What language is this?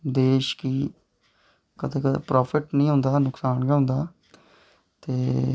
Dogri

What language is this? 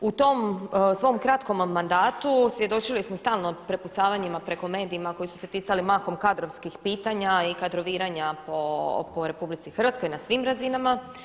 Croatian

